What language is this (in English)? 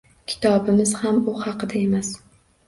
Uzbek